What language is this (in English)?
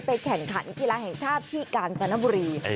Thai